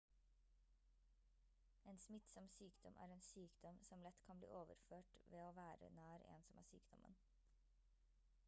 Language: Norwegian Bokmål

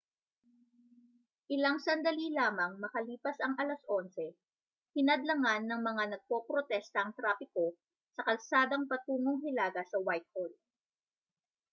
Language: Filipino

